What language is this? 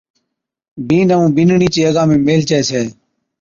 Od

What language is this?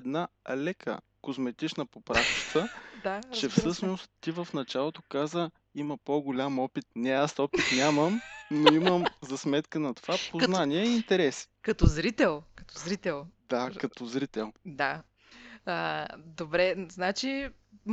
Bulgarian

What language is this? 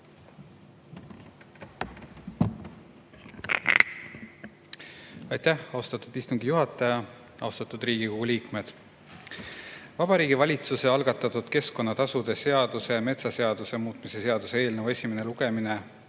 Estonian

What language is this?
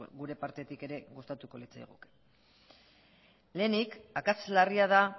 Basque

